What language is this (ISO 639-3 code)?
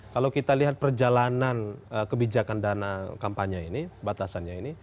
ind